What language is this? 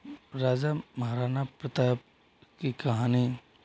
Hindi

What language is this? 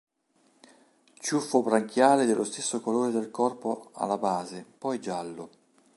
Italian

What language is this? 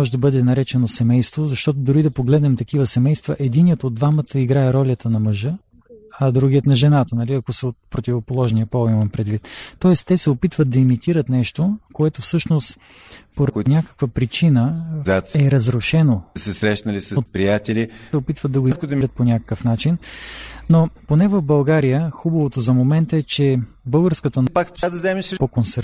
Bulgarian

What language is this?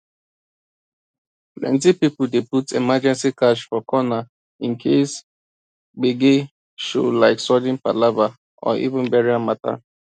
Nigerian Pidgin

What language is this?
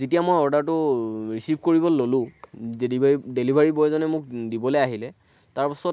Assamese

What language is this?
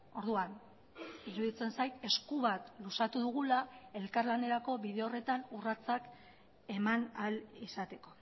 Basque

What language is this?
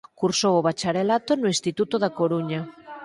Galician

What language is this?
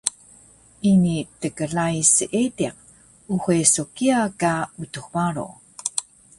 Taroko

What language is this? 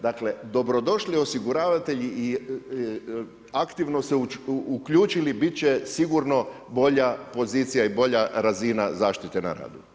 Croatian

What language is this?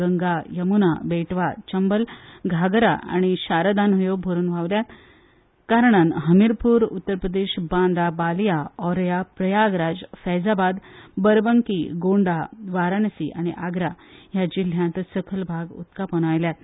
Konkani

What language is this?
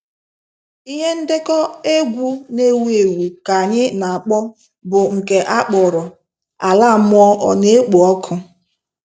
Igbo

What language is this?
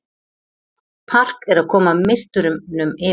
Icelandic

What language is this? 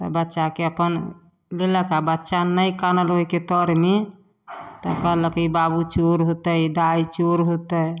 Maithili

